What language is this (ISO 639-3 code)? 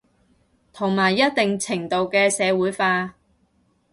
yue